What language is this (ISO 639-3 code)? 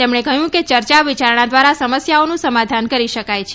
guj